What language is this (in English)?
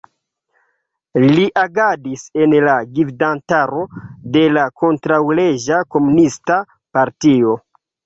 Esperanto